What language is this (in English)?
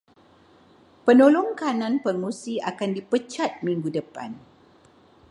Malay